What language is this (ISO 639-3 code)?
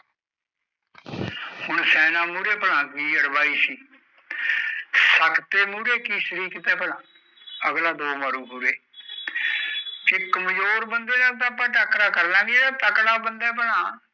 pan